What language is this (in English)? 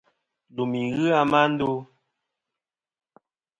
Kom